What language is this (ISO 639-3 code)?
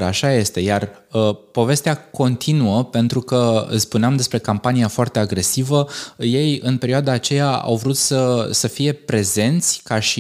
ron